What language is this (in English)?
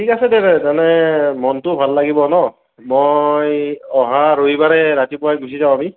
Assamese